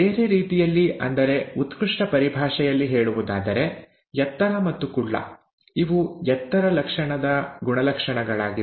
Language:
Kannada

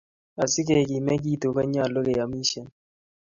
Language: Kalenjin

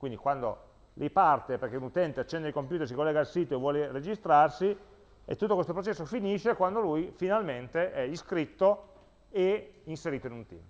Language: Italian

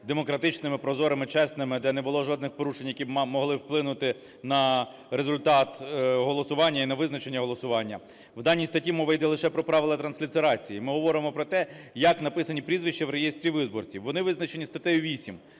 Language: Ukrainian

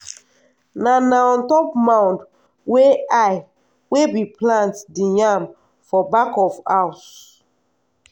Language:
Nigerian Pidgin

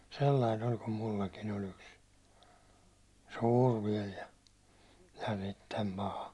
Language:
Finnish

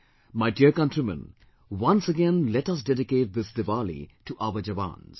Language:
English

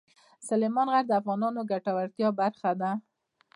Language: Pashto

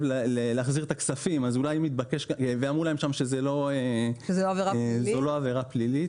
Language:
Hebrew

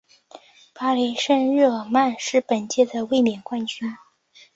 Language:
Chinese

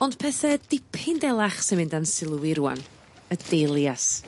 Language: Welsh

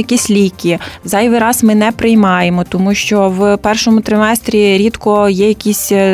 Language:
Ukrainian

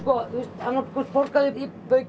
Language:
Icelandic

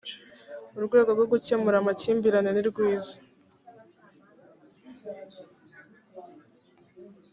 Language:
Kinyarwanda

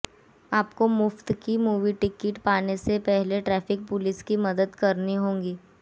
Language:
Hindi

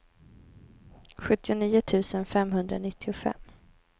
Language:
Swedish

